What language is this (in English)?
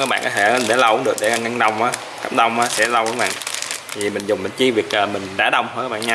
Vietnamese